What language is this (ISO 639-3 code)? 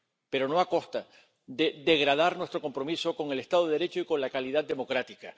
spa